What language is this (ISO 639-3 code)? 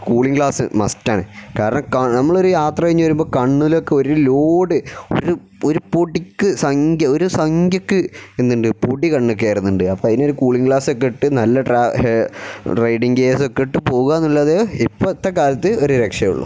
mal